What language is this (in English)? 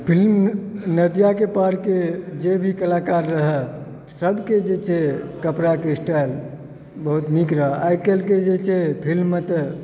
Maithili